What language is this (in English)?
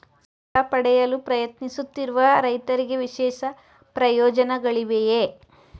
Kannada